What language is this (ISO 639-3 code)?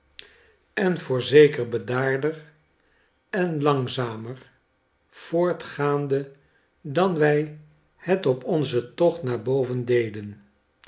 nld